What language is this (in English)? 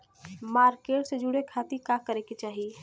Bhojpuri